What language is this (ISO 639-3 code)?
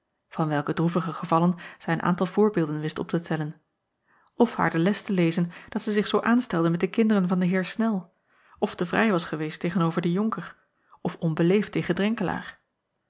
nld